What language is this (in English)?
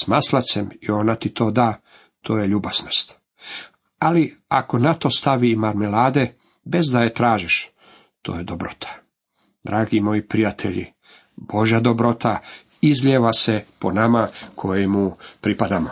Croatian